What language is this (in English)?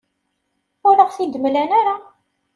Kabyle